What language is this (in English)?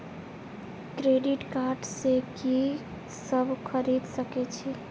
Maithili